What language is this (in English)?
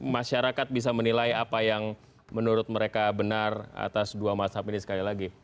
Indonesian